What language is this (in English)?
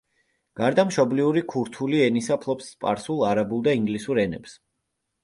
Georgian